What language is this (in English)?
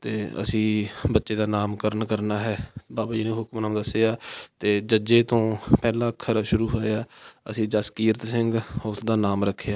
Punjabi